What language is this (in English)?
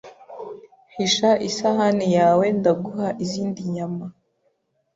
Kinyarwanda